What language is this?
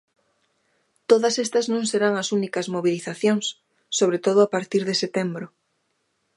Galician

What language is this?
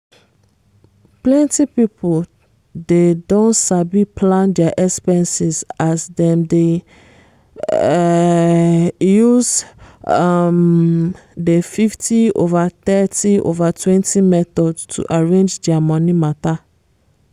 Nigerian Pidgin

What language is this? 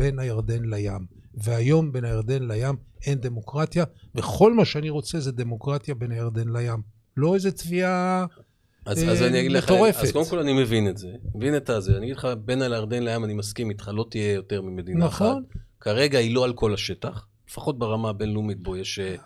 Hebrew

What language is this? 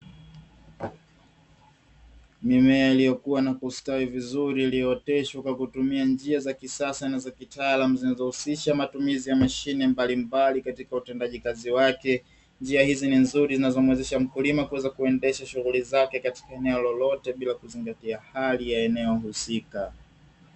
Swahili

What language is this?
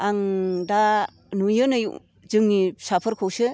Bodo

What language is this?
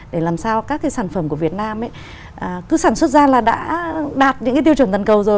Vietnamese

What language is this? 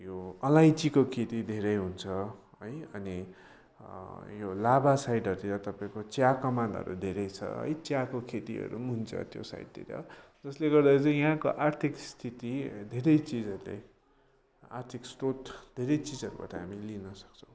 Nepali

